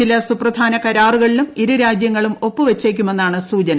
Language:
Malayalam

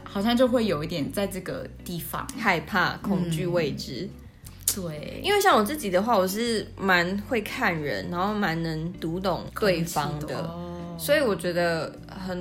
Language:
Chinese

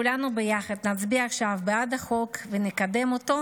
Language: Hebrew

